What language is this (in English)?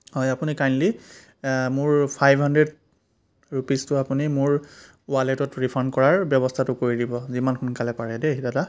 Assamese